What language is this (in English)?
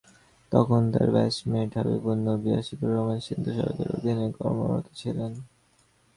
Bangla